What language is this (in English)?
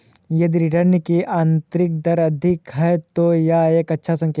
Hindi